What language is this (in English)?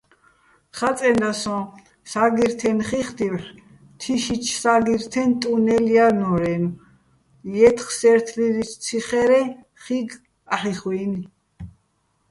Bats